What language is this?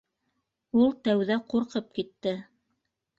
Bashkir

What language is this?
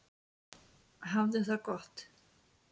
Icelandic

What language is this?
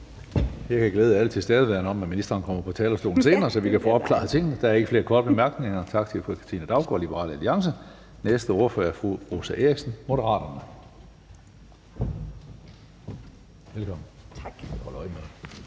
Danish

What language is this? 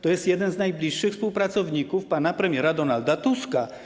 Polish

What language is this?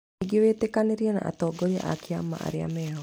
Kikuyu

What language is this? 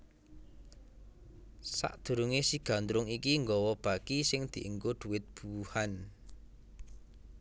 Javanese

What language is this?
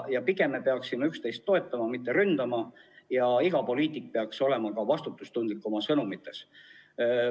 Estonian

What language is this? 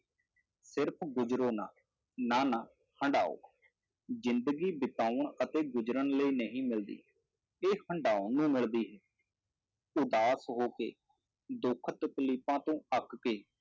Punjabi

